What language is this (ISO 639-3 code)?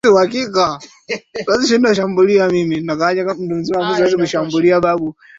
swa